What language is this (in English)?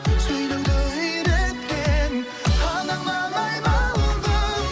Kazakh